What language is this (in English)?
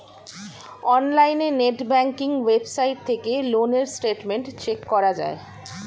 Bangla